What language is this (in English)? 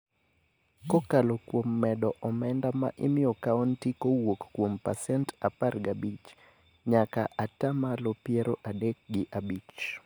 Luo (Kenya and Tanzania)